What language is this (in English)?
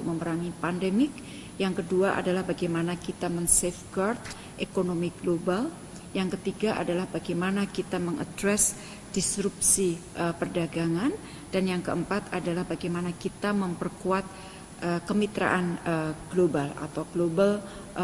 Indonesian